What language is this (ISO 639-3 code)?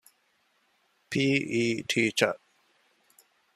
div